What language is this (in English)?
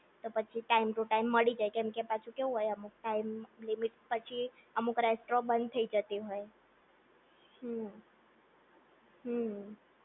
Gujarati